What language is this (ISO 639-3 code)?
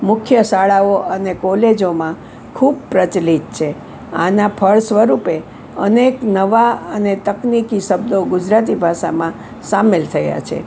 guj